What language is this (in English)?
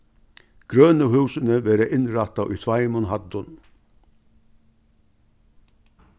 Faroese